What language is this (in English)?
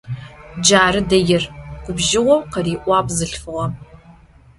Adyghe